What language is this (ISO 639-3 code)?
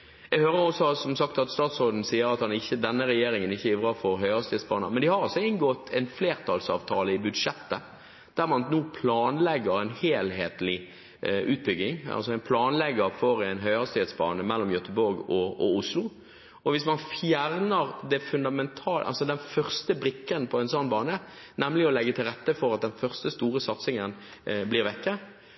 nob